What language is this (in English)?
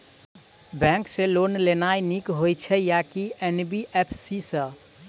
Maithili